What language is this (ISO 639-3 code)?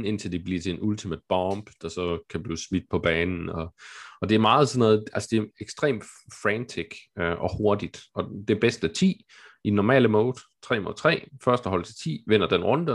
dan